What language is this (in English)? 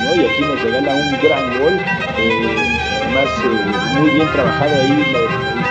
Spanish